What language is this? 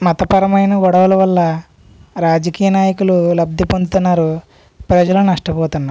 Telugu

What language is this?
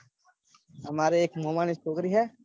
Gujarati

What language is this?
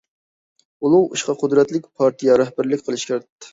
Uyghur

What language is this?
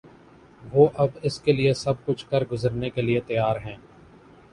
Urdu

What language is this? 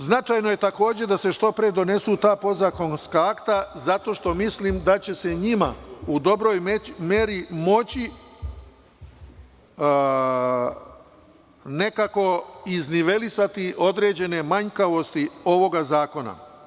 Serbian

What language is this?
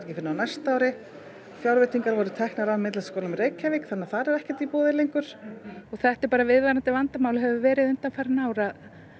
Icelandic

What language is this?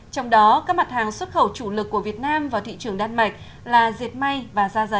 Vietnamese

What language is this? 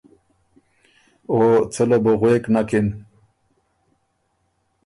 Ormuri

